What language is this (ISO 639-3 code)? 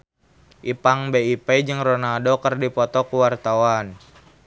sun